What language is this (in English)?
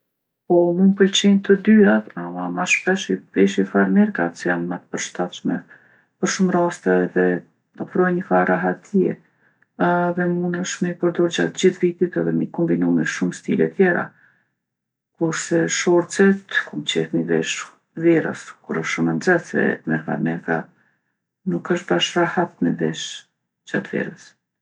Gheg Albanian